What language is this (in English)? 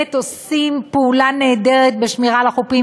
Hebrew